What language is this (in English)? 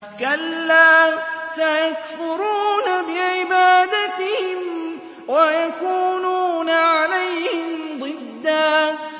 Arabic